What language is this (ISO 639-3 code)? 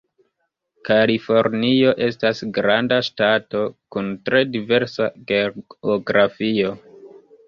epo